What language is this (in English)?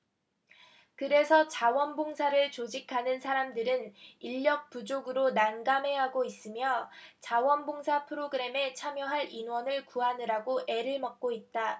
Korean